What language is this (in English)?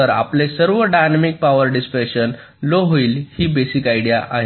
Marathi